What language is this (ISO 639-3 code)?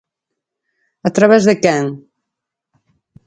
glg